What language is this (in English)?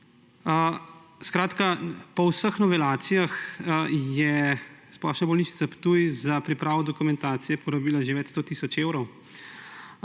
Slovenian